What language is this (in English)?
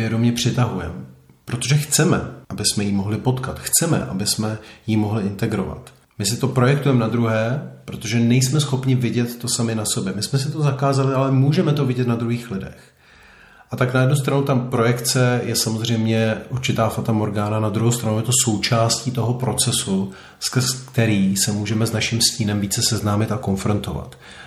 Czech